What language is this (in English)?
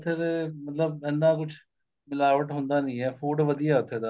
Punjabi